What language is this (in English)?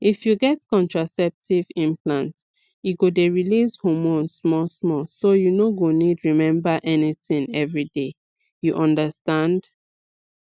Nigerian Pidgin